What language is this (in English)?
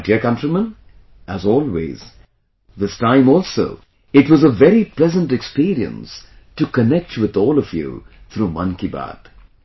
English